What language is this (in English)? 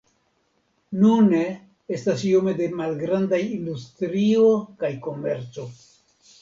Esperanto